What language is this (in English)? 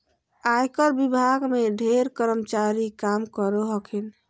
Magahi